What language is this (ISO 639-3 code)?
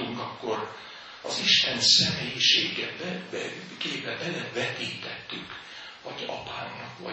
hun